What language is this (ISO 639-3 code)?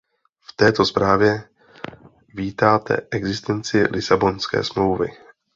ces